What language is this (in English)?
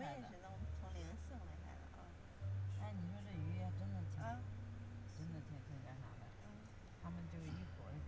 Chinese